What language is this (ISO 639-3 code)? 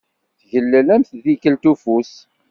kab